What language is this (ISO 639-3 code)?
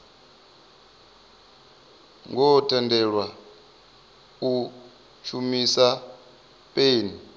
ven